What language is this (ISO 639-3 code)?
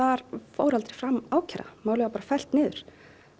isl